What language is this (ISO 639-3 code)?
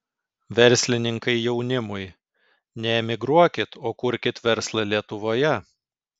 lit